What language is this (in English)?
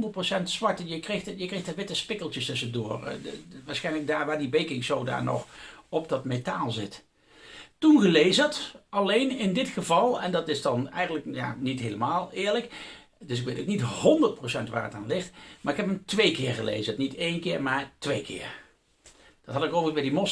Dutch